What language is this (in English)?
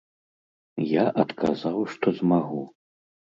Belarusian